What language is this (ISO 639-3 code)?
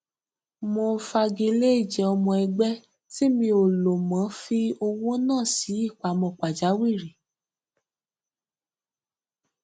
yor